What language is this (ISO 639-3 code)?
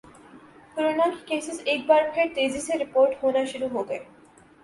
urd